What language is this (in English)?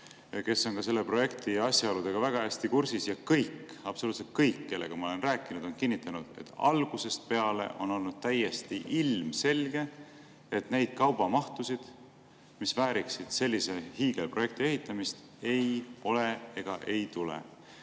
Estonian